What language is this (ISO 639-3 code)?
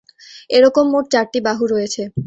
ben